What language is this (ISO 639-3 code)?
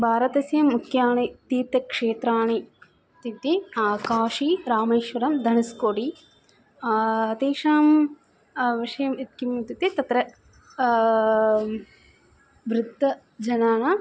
san